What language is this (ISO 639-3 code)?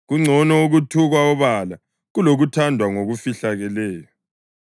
nde